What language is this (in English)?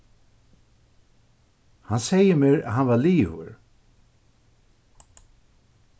Faroese